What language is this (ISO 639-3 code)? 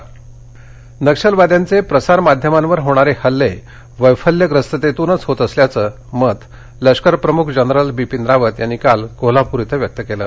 mar